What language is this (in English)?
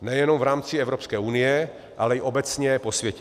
Czech